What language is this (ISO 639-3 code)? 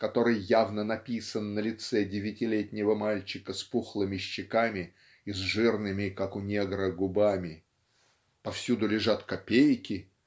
rus